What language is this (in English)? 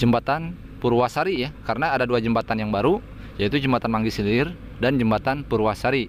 Indonesian